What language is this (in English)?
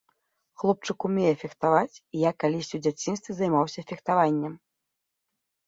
Belarusian